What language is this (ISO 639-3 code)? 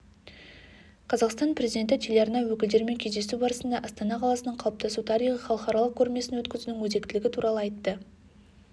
kaz